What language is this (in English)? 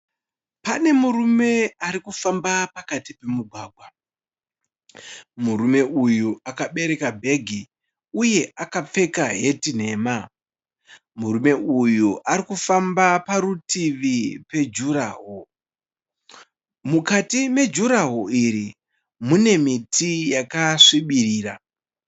Shona